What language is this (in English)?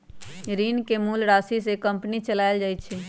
Magahi